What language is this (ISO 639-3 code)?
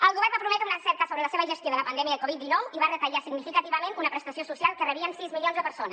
cat